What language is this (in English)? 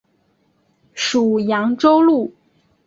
Chinese